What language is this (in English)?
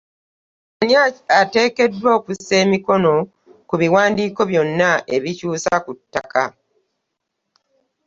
Ganda